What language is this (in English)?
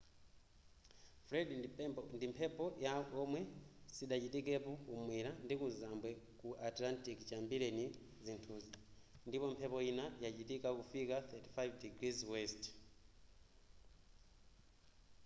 Nyanja